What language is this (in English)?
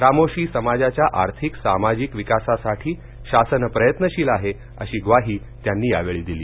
Marathi